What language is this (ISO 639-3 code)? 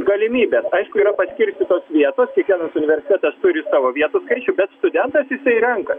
lit